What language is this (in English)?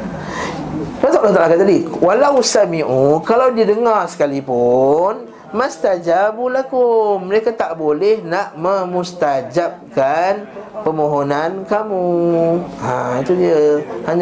Malay